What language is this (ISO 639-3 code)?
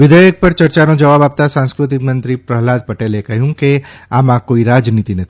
guj